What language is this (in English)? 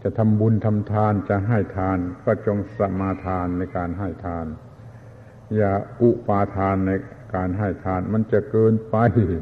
Thai